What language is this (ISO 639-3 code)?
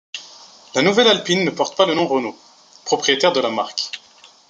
fra